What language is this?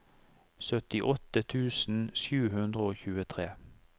Norwegian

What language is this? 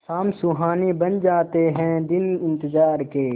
Hindi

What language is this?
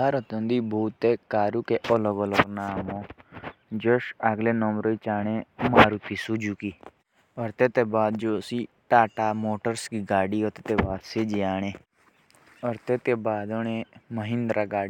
Jaunsari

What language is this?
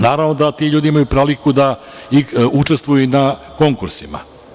Serbian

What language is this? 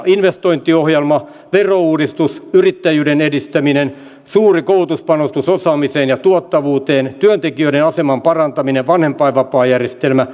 Finnish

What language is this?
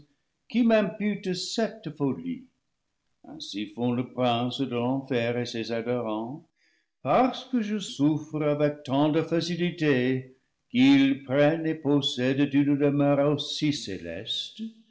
French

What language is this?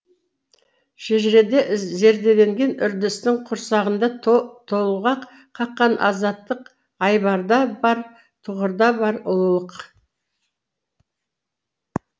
Kazakh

